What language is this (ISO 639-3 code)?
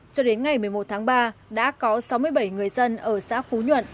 vie